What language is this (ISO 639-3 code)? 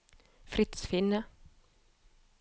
nor